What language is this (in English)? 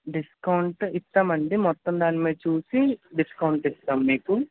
Telugu